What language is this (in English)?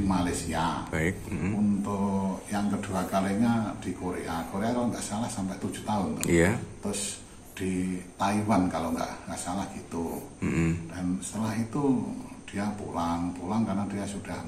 Indonesian